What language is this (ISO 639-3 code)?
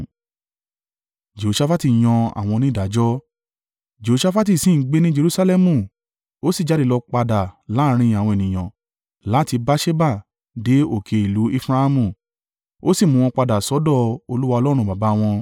yor